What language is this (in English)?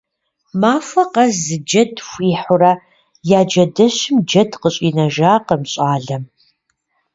Kabardian